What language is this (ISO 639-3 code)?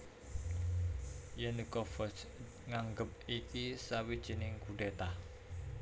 jav